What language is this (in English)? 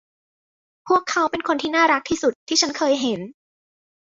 Thai